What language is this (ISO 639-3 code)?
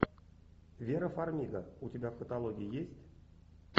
rus